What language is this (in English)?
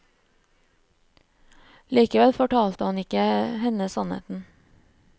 Norwegian